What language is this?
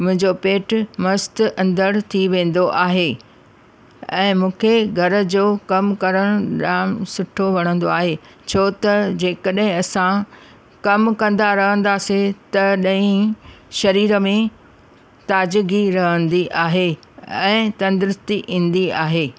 Sindhi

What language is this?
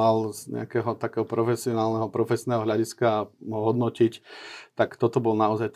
Slovak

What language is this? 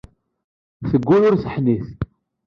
Kabyle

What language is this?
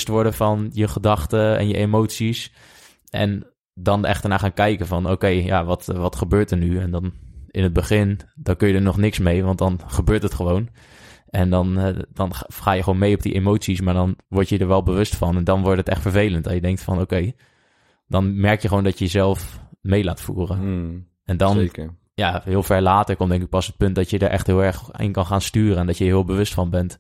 Dutch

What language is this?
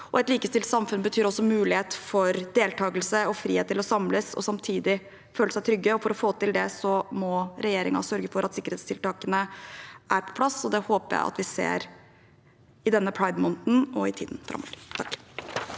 Norwegian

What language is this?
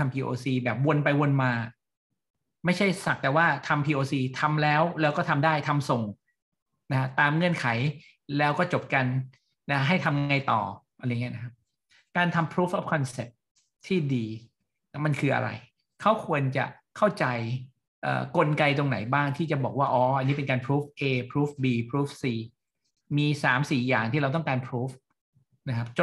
Thai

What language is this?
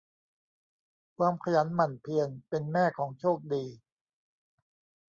Thai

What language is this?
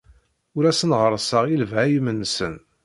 Kabyle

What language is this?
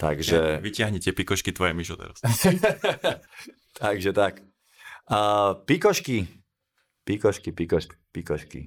Slovak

